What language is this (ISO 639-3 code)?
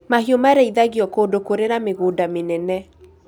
kik